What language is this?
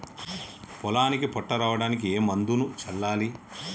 Telugu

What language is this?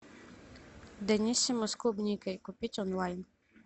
Russian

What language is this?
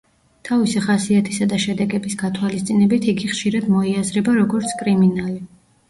Georgian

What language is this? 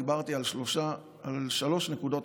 Hebrew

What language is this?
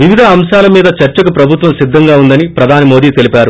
Telugu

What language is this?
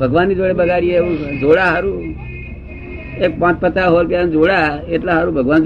Gujarati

